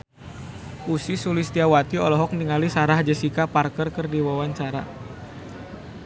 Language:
Sundanese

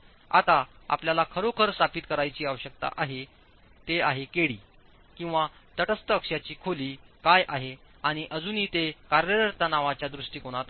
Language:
Marathi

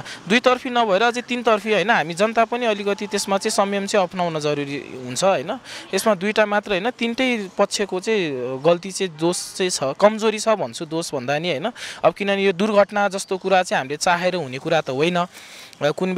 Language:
Romanian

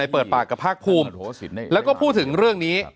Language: Thai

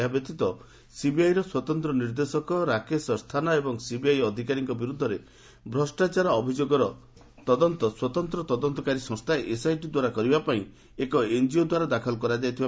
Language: Odia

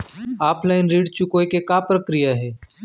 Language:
Chhattisgarhi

